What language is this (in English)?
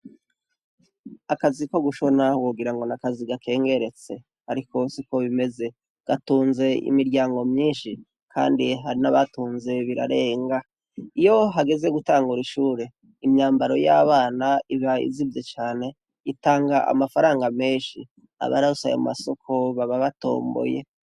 Rundi